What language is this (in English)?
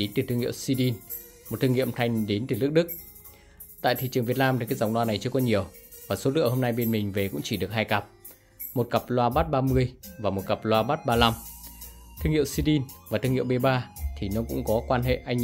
Vietnamese